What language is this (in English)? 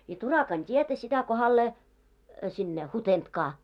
Finnish